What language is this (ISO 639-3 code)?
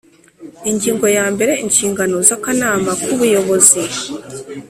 kin